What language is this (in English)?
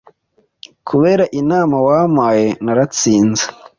Kinyarwanda